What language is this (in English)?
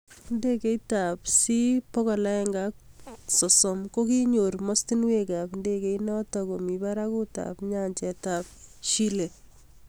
Kalenjin